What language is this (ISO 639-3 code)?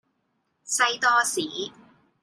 yue